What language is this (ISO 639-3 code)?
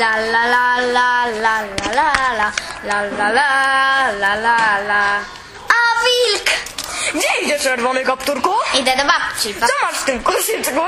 pol